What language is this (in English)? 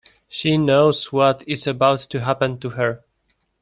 English